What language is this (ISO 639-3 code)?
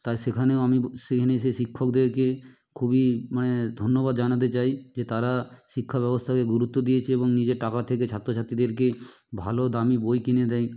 ben